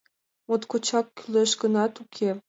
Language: Mari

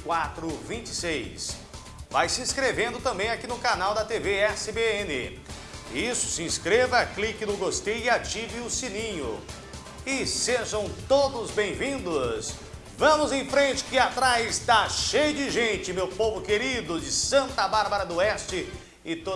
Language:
Portuguese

